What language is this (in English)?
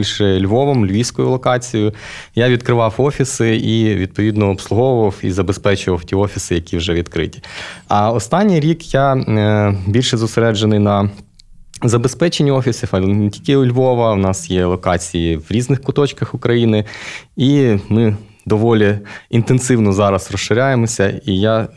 Ukrainian